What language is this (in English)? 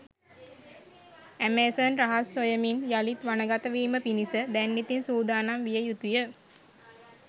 Sinhala